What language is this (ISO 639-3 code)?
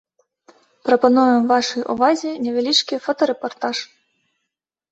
bel